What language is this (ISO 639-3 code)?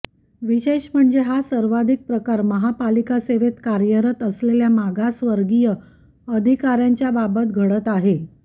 mar